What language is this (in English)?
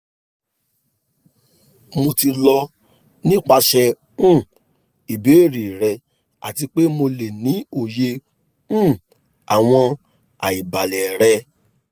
Yoruba